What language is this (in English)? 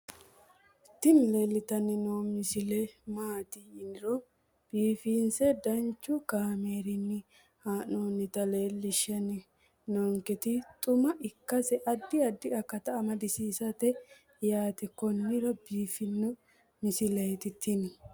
Sidamo